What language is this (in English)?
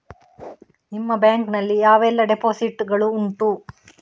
Kannada